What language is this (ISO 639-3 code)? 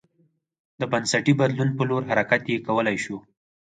pus